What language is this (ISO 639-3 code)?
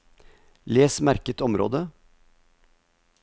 nor